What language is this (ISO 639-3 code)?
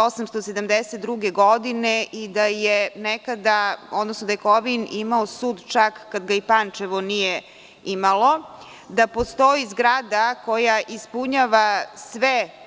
srp